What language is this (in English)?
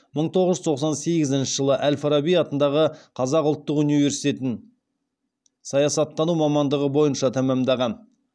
Kazakh